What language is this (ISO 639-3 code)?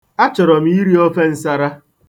ibo